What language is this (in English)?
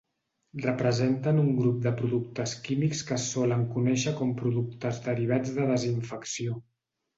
Catalan